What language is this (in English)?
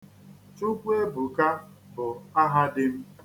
Igbo